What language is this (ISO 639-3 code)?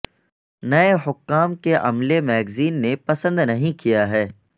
urd